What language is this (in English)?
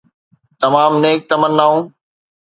Sindhi